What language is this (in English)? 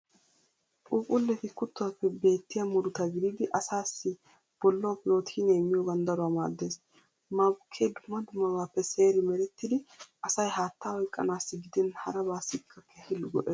Wolaytta